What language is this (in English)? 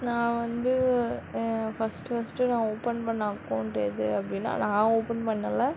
Tamil